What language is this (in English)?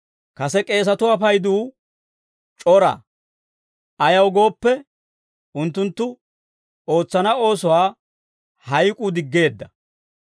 Dawro